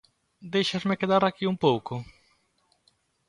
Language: Galician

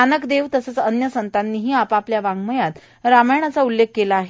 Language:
Marathi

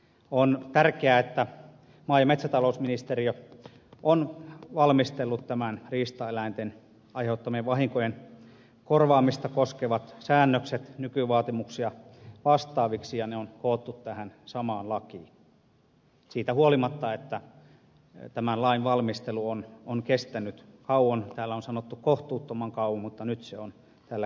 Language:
Finnish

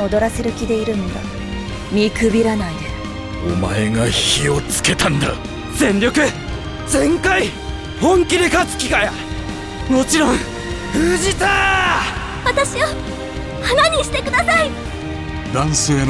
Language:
Japanese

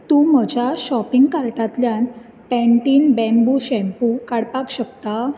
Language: Konkani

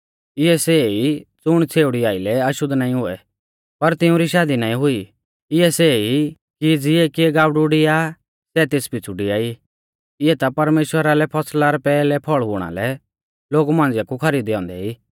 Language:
Mahasu Pahari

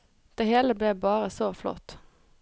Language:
Norwegian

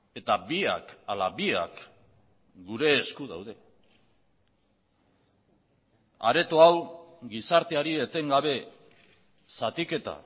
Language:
Basque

